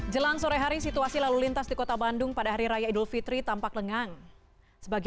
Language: Indonesian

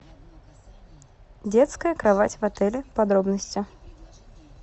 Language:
Russian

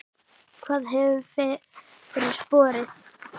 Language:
Icelandic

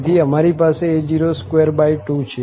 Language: Gujarati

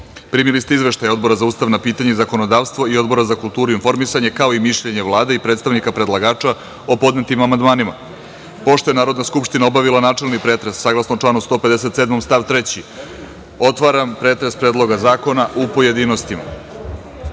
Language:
Serbian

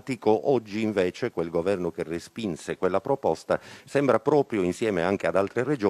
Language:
Italian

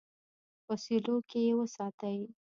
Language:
Pashto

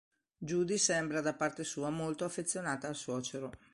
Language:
Italian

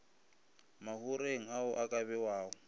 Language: Northern Sotho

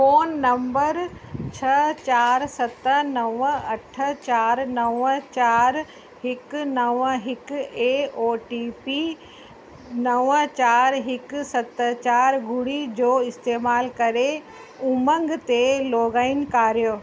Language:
Sindhi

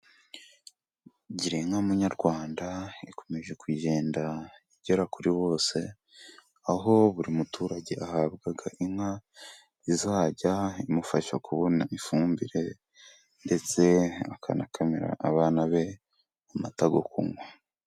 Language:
Kinyarwanda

